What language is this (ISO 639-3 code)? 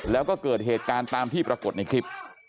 tha